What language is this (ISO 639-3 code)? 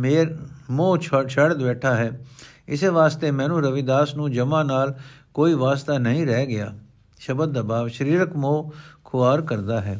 pan